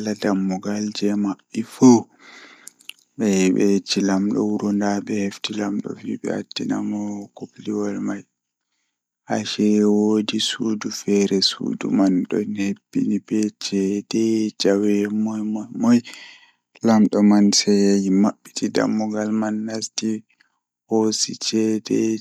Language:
Fula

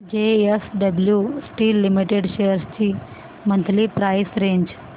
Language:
Marathi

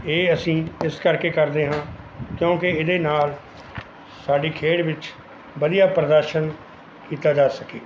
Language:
Punjabi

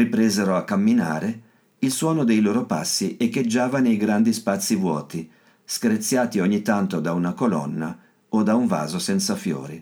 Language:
Italian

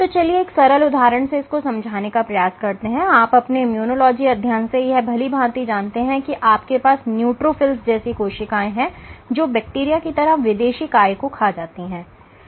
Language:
Hindi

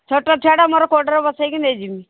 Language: Odia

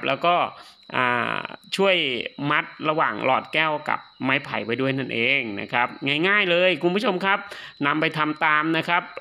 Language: Thai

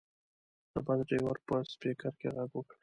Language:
Pashto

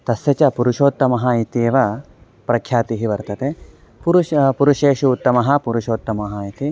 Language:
Sanskrit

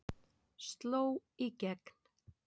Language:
Icelandic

